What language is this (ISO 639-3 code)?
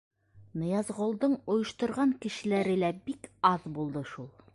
bak